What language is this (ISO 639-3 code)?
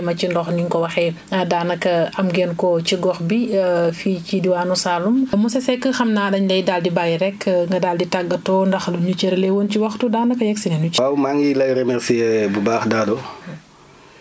wol